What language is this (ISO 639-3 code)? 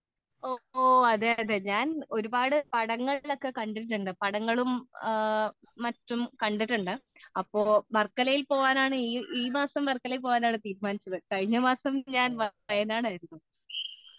mal